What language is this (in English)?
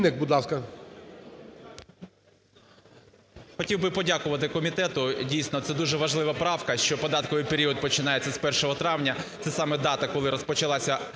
Ukrainian